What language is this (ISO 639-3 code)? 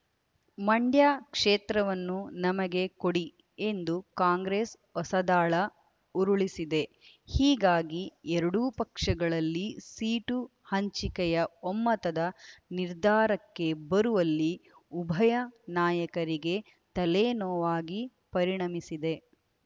kan